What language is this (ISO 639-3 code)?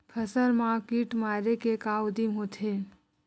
hne